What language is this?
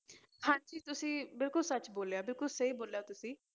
Punjabi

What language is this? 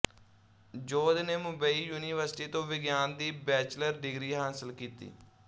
Punjabi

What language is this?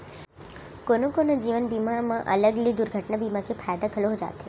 Chhattisgarhi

